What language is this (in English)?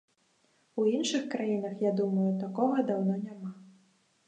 Belarusian